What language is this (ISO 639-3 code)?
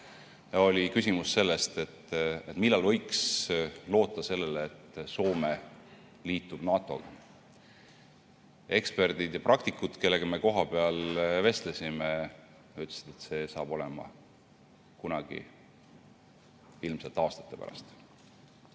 est